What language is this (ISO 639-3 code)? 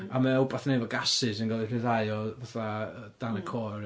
cym